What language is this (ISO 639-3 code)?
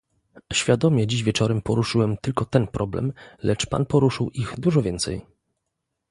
pol